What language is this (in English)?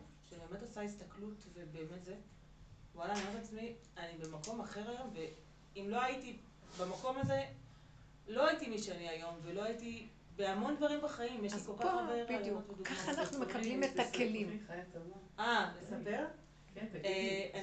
Hebrew